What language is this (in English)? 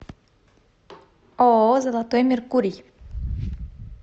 Russian